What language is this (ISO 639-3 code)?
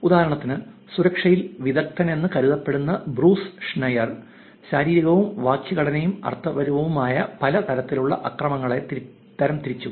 mal